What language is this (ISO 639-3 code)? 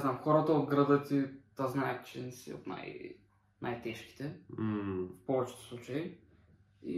bul